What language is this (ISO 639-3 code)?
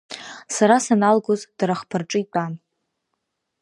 abk